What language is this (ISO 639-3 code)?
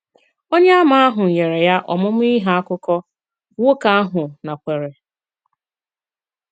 ibo